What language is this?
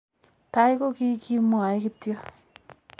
Kalenjin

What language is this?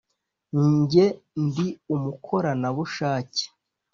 Kinyarwanda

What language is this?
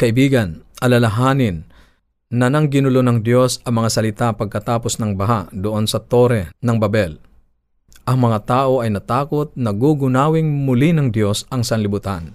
Filipino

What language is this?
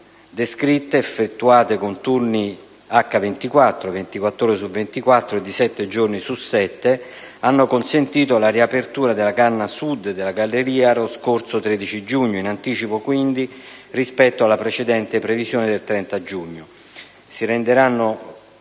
Italian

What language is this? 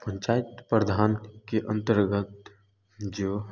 Hindi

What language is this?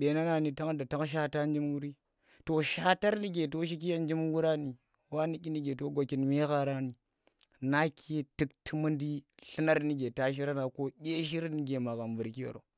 Tera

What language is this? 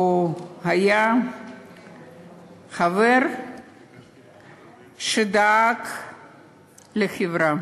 Hebrew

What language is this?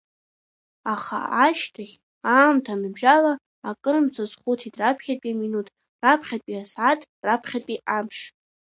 Abkhazian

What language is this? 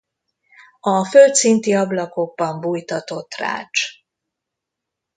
Hungarian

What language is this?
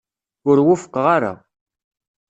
Kabyle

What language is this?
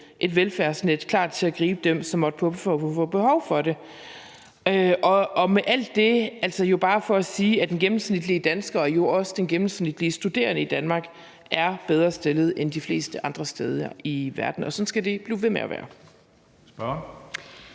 Danish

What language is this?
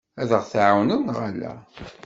Kabyle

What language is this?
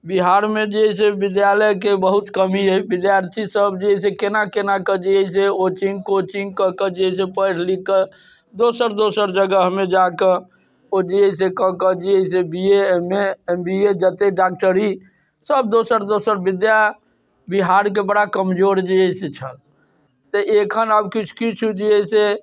Maithili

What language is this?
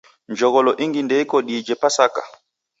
Taita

